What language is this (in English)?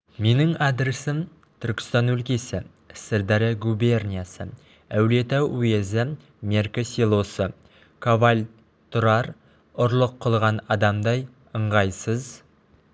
Kazakh